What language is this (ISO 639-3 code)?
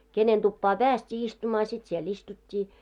fin